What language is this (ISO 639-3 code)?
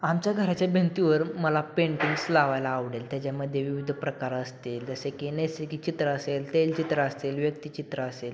mar